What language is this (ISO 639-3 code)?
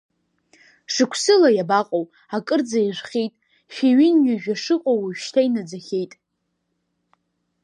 abk